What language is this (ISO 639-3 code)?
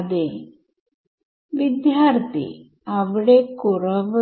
mal